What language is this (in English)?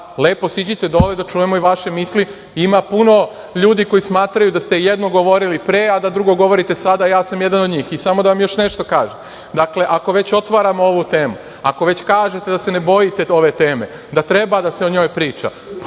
Serbian